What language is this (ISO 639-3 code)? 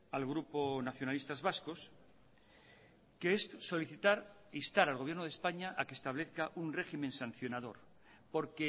spa